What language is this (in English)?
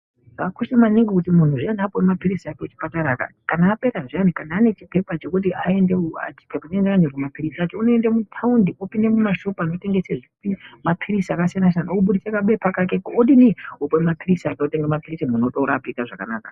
Ndau